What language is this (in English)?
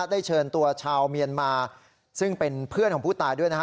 Thai